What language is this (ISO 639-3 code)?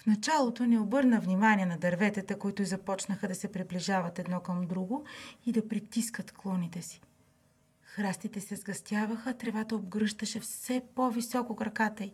bul